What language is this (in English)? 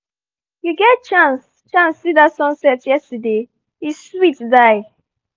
Nigerian Pidgin